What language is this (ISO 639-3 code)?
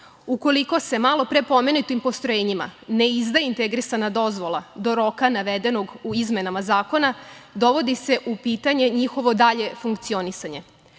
srp